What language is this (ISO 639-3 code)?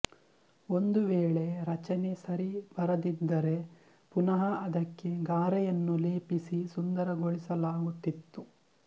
kan